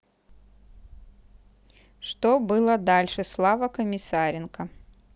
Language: Russian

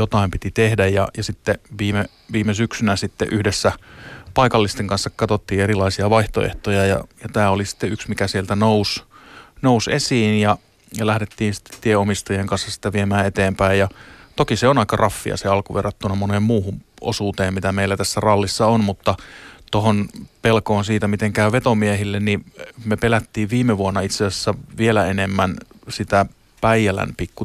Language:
Finnish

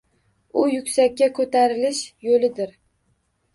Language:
Uzbek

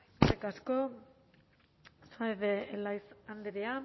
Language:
Basque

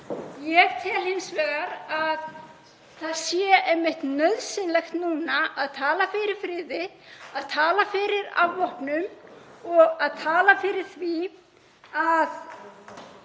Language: Icelandic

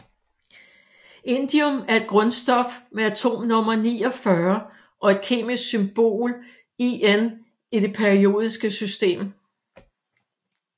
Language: Danish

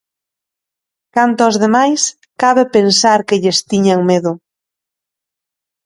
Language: Galician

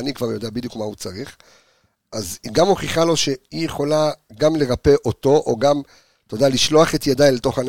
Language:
Hebrew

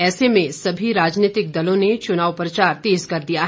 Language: Hindi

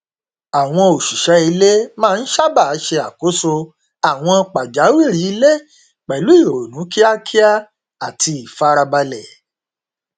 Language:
Yoruba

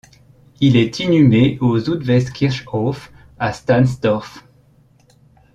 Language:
French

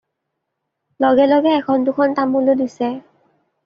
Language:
Assamese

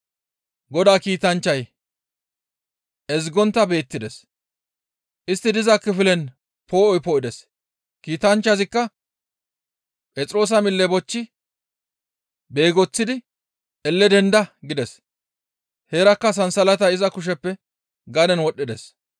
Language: Gamo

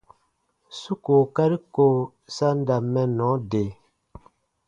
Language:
Baatonum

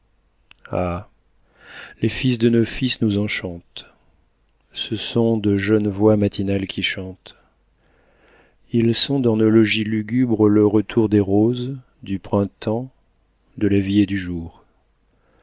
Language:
French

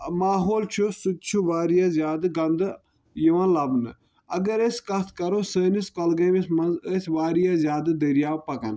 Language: Kashmiri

